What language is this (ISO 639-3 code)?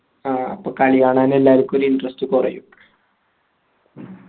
mal